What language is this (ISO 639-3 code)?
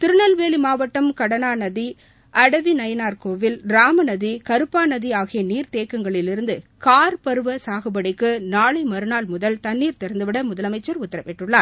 tam